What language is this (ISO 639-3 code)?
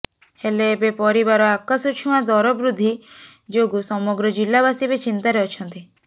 ori